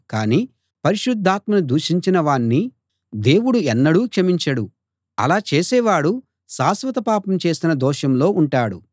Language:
Telugu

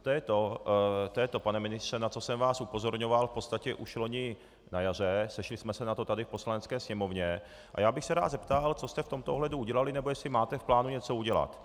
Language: Czech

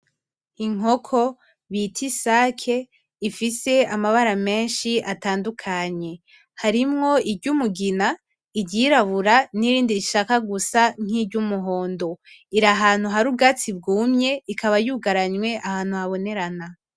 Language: Rundi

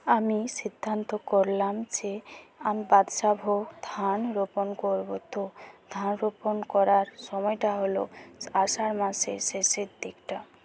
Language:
Bangla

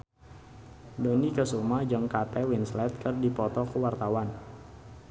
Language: Sundanese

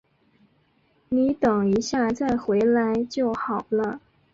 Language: Chinese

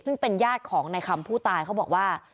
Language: Thai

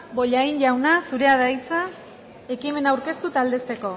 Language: Basque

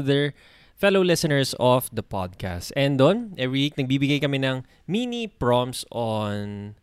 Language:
Filipino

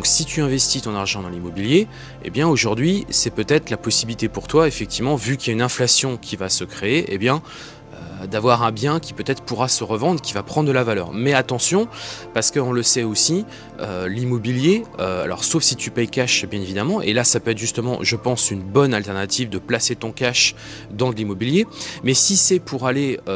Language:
French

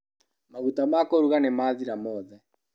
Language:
Kikuyu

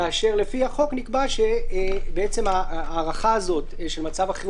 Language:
Hebrew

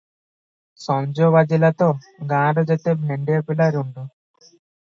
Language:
Odia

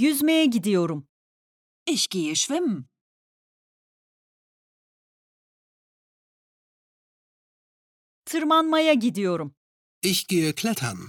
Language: Turkish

